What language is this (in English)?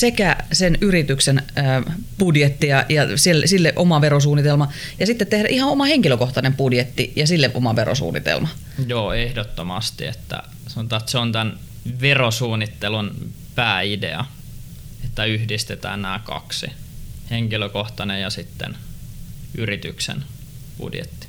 Finnish